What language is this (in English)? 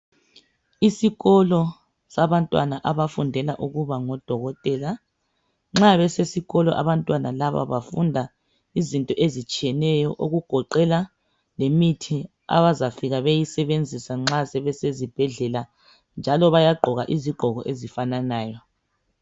North Ndebele